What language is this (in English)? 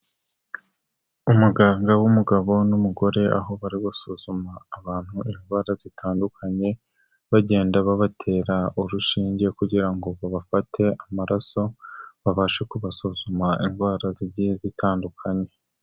Kinyarwanda